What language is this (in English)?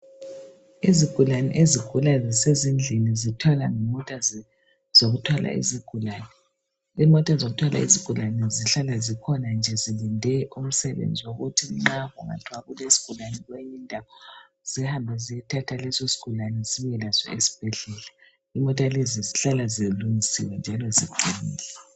North Ndebele